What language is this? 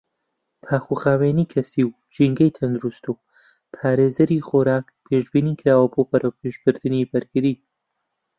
Central Kurdish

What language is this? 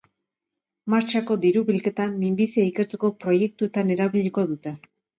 Basque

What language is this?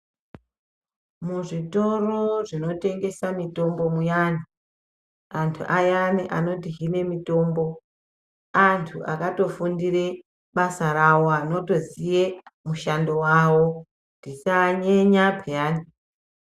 Ndau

